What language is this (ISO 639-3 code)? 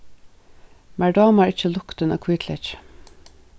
fao